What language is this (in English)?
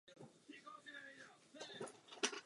Czech